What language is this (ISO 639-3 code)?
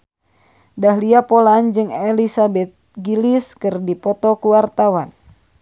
sun